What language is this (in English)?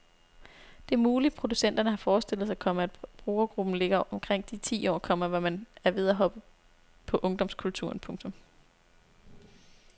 Danish